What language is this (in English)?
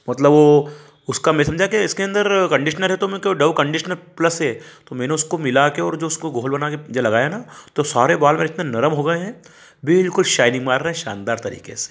Hindi